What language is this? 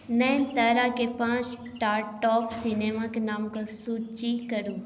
Maithili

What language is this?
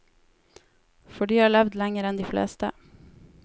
Norwegian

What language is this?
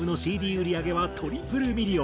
Japanese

